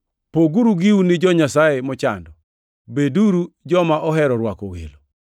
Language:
Luo (Kenya and Tanzania)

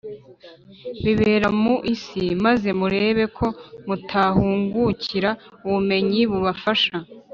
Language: Kinyarwanda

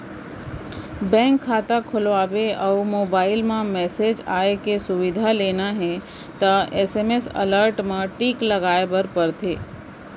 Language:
Chhattisgarhi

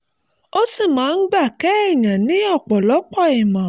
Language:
Yoruba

